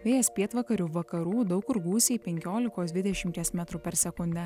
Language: Lithuanian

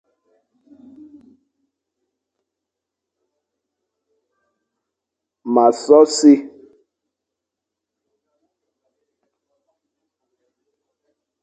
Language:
Fang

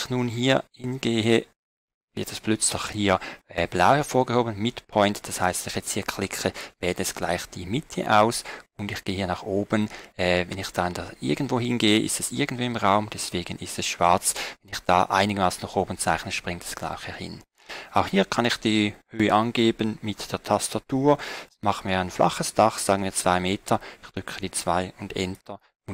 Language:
German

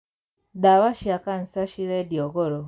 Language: Kikuyu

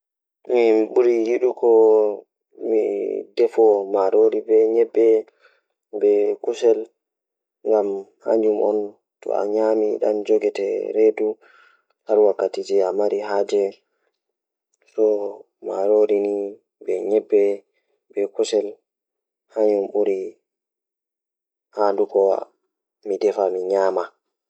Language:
Fula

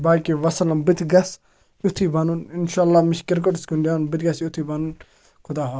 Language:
Kashmiri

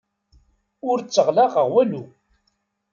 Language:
Kabyle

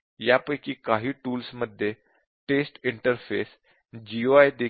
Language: Marathi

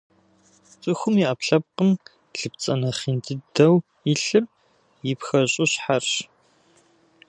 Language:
Kabardian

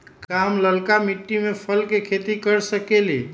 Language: Magahi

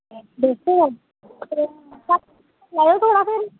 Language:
Dogri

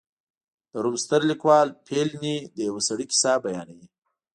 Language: Pashto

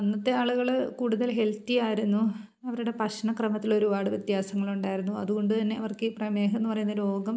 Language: Malayalam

